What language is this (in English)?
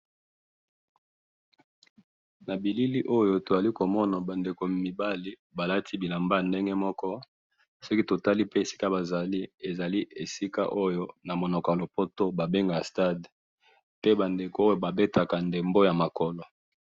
Lingala